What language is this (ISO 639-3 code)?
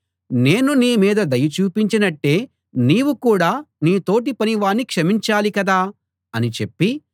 tel